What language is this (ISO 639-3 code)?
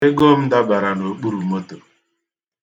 ibo